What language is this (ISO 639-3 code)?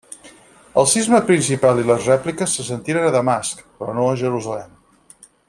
cat